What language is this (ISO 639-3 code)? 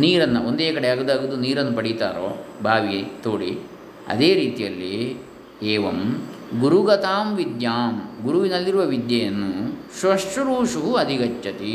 kan